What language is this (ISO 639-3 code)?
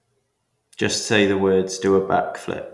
eng